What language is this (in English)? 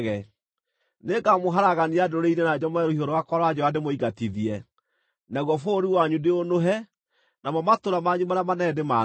Kikuyu